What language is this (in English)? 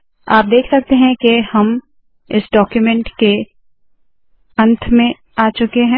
Hindi